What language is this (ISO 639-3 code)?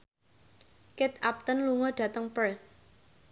jav